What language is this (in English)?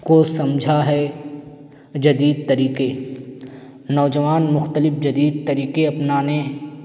Urdu